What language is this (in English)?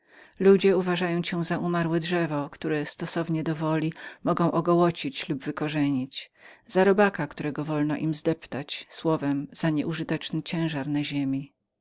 Polish